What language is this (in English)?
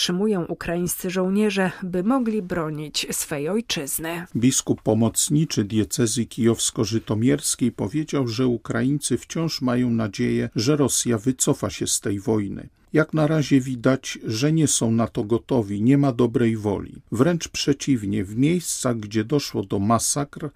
Polish